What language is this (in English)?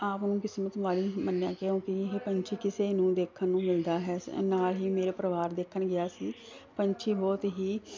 Punjabi